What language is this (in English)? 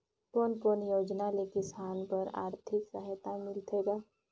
Chhattisgarhi